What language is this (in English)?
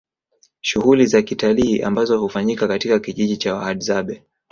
Swahili